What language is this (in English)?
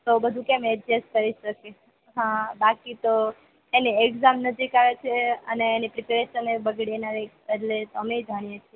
Gujarati